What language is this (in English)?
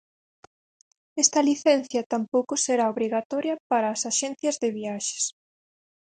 Galician